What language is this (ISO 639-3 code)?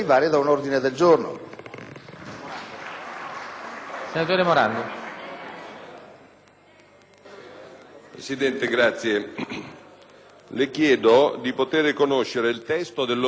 ita